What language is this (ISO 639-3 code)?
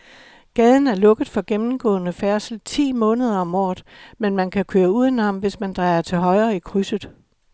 dan